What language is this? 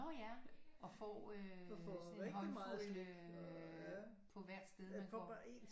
Danish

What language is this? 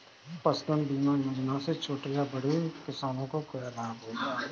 Hindi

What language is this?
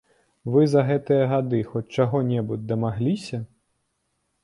Belarusian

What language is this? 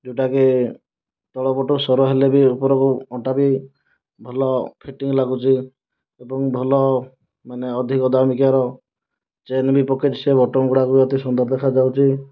Odia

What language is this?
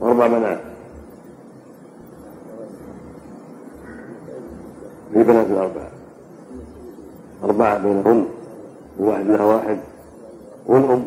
Arabic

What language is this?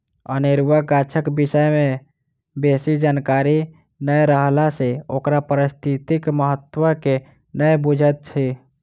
Maithili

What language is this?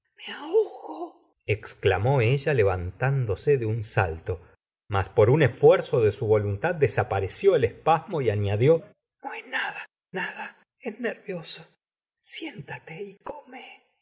Spanish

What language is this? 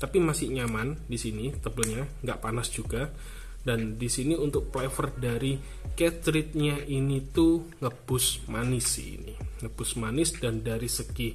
Indonesian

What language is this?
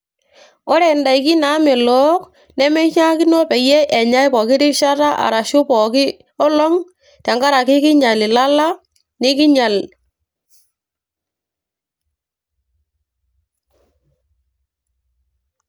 Masai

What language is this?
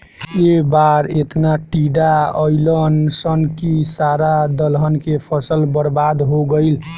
Bhojpuri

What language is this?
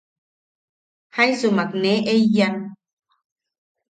Yaqui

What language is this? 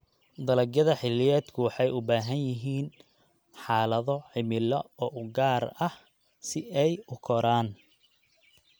Somali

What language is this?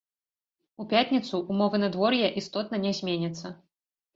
Belarusian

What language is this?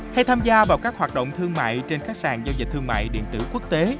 Vietnamese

